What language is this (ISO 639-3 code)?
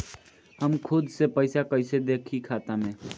bho